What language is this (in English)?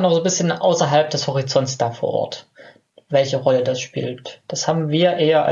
German